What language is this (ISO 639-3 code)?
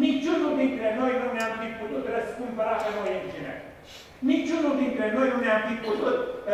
ron